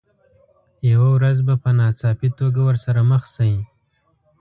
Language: Pashto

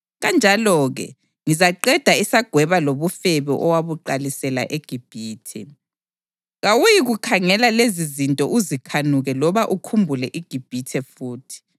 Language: North Ndebele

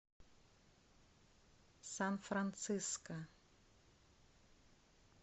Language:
Russian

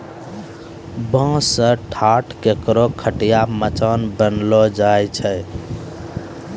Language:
Maithili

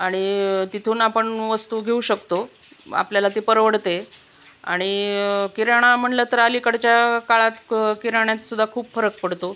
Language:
Marathi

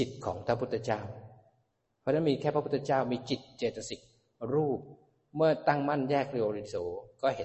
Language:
Thai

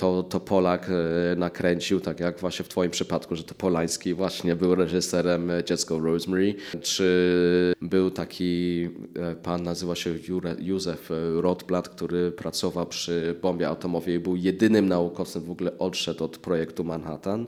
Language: Polish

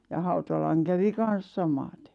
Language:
Finnish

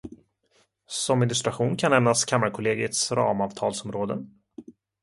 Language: Swedish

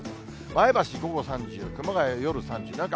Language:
Japanese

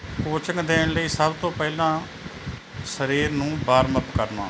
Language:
Punjabi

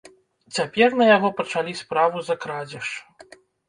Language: Belarusian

